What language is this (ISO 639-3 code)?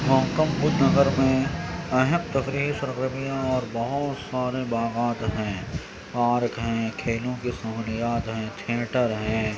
urd